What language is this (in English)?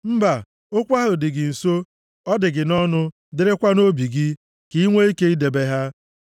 Igbo